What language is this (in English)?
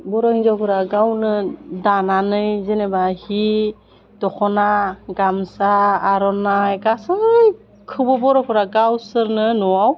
Bodo